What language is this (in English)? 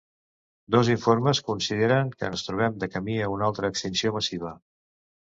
Catalan